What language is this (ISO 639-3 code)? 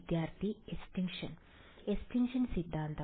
mal